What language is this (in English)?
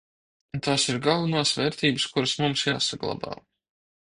Latvian